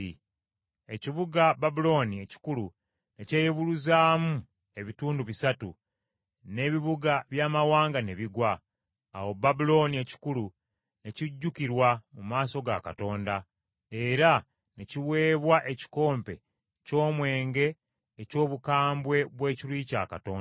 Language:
Ganda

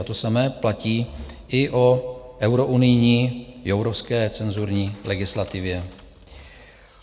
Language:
Czech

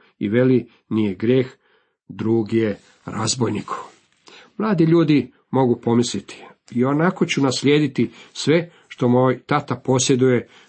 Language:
Croatian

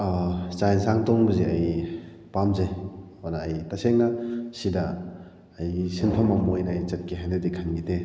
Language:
Manipuri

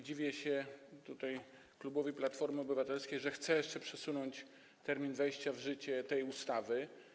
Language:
Polish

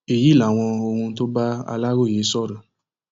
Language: Yoruba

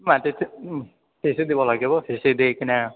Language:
Assamese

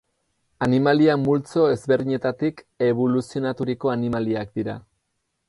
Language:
Basque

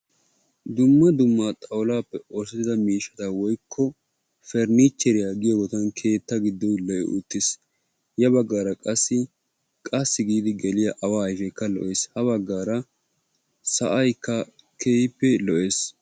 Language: Wolaytta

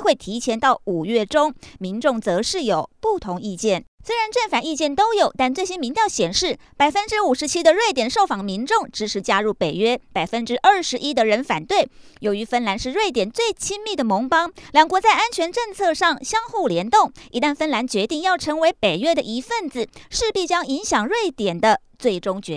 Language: Chinese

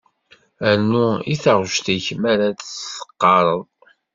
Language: Kabyle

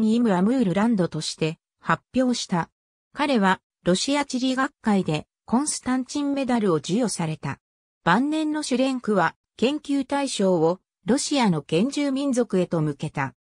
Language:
Japanese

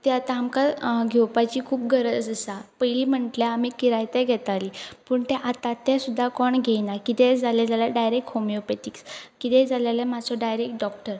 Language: Konkani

